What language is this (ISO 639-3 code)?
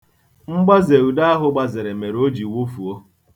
ibo